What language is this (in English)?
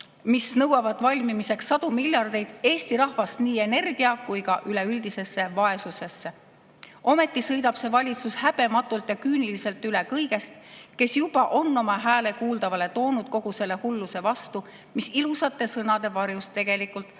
Estonian